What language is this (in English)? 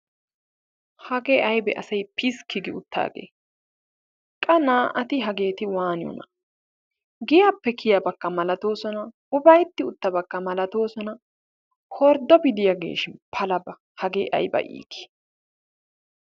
Wolaytta